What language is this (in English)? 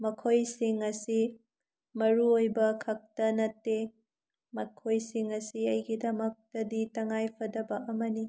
Manipuri